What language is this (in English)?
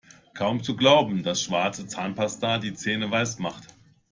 German